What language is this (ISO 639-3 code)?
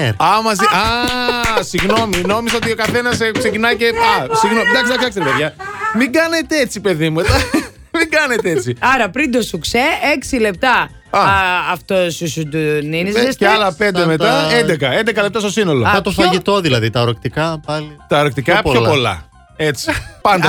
ell